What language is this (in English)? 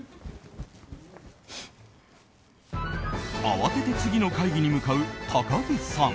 Japanese